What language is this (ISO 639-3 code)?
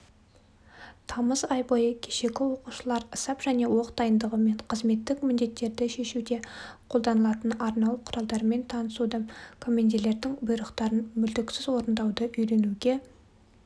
kaz